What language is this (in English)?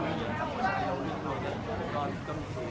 Thai